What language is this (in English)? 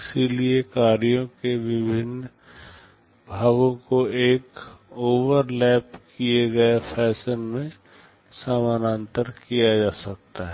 Hindi